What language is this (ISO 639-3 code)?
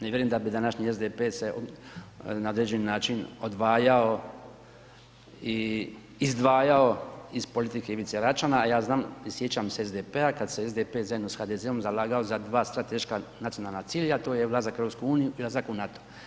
hrv